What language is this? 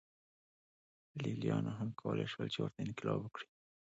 Pashto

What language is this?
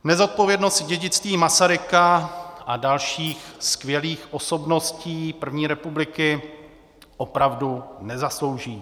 Czech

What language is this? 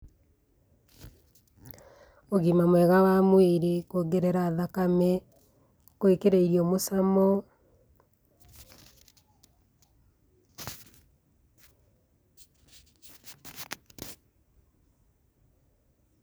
Kikuyu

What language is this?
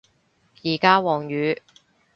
Cantonese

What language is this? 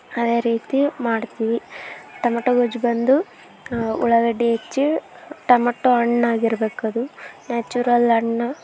Kannada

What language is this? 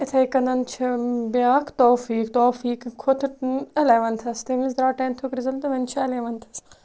Kashmiri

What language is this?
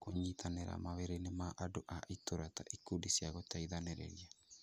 Kikuyu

